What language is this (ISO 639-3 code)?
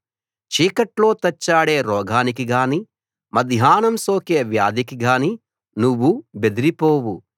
tel